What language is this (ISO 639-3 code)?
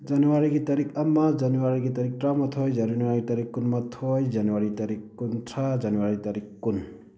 mni